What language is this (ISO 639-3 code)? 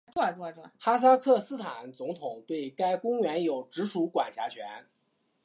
zho